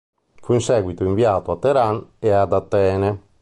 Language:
Italian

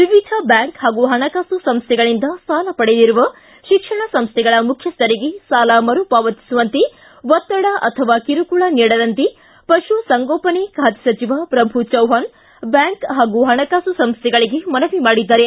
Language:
Kannada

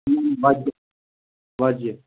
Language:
Kashmiri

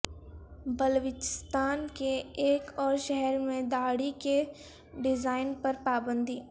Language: Urdu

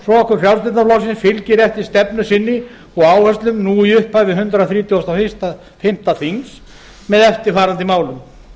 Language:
Icelandic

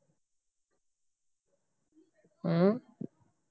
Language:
Punjabi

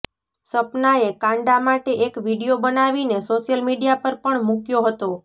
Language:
Gujarati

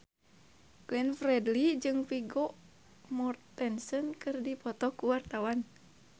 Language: Sundanese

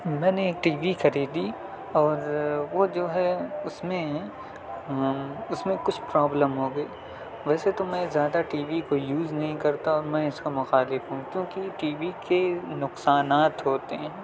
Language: Urdu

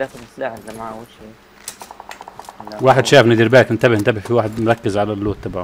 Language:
Arabic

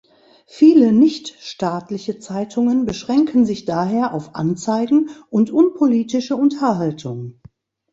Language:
German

